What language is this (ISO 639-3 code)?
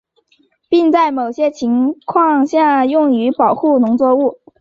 zho